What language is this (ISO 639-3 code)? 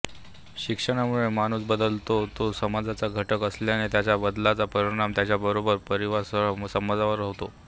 mar